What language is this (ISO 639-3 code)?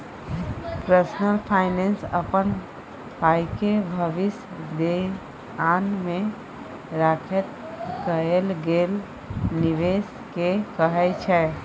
mai